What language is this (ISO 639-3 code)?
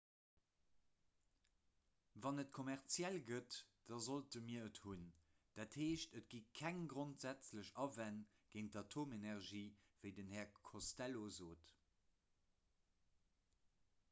ltz